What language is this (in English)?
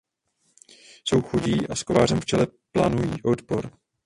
Czech